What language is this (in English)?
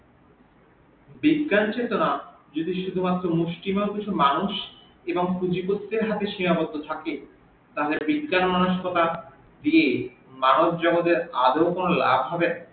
Bangla